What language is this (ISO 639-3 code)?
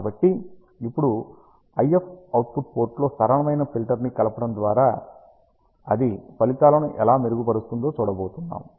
tel